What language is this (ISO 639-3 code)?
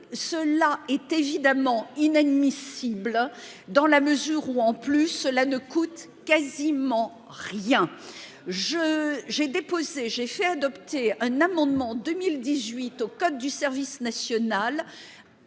fra